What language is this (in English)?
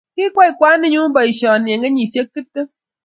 Kalenjin